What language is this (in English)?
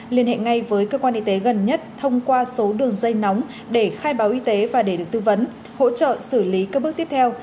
Vietnamese